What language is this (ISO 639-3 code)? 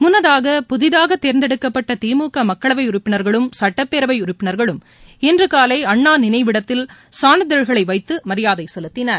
tam